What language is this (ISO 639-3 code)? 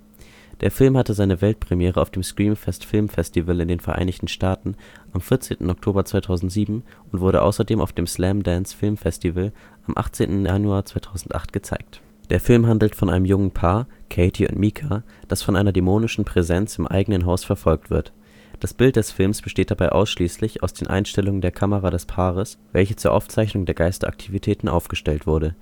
deu